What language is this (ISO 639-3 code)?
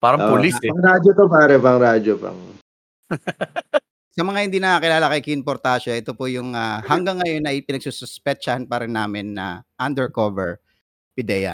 fil